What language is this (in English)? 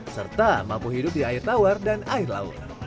Indonesian